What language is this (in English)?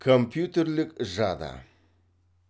Kazakh